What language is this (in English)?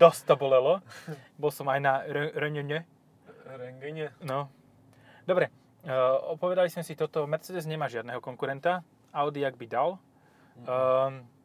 Slovak